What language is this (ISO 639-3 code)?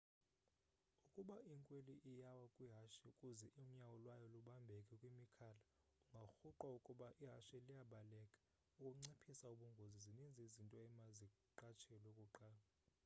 xho